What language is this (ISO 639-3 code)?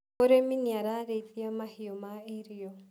kik